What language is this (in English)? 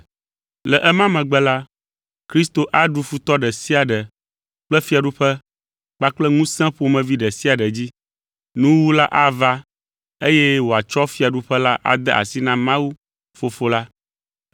Ewe